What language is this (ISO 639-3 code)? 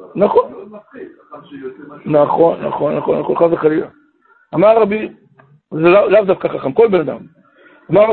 heb